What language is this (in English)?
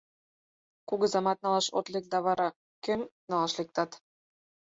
Mari